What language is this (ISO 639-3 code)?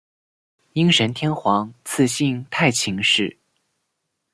zho